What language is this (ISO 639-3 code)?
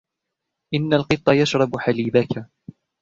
ara